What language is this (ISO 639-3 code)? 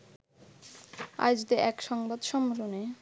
ben